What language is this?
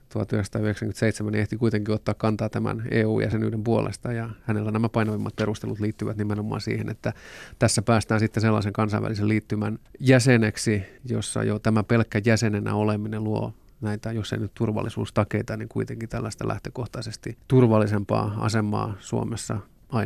Finnish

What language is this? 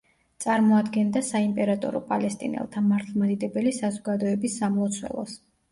Georgian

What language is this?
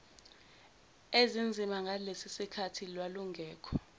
Zulu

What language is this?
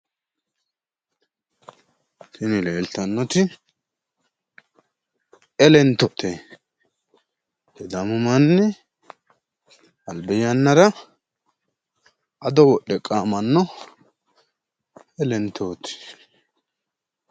Sidamo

